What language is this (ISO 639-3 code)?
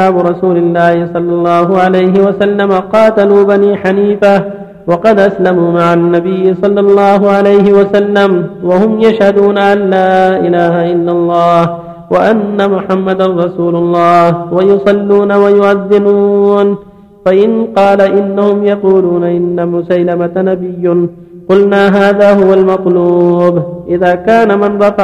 ara